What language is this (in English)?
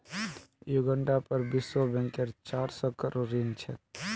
Magahi